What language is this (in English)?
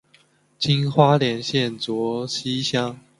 Chinese